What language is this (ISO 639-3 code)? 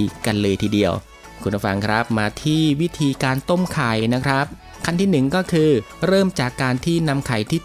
tha